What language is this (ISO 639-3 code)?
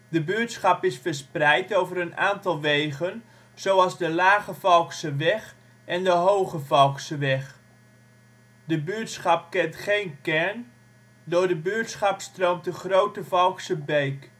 nld